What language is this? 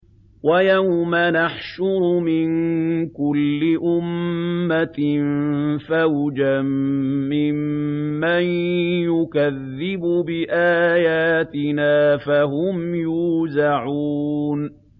Arabic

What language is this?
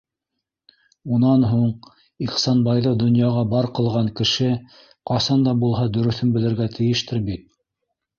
Bashkir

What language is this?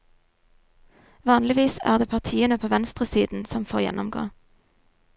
Norwegian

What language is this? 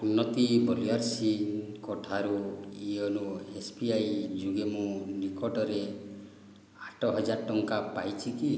Odia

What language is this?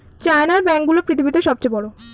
Bangla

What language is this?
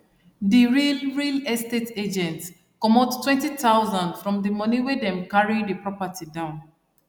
Nigerian Pidgin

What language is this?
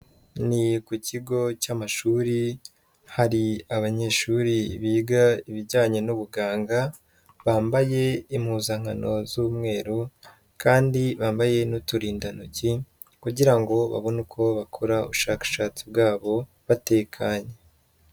Kinyarwanda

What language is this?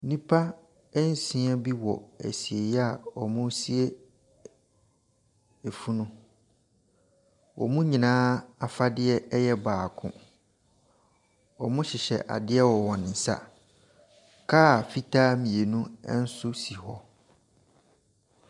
Akan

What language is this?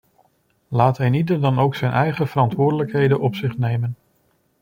Dutch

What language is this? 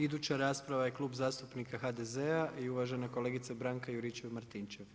Croatian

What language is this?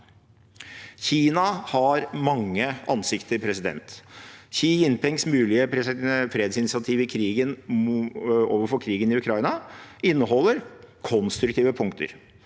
Norwegian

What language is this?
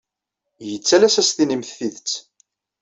Kabyle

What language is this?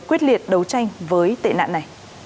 Vietnamese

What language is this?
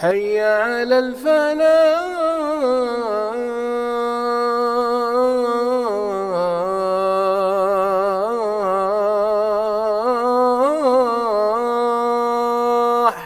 Arabic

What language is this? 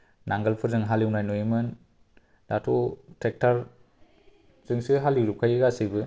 Bodo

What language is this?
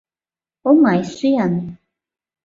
Mari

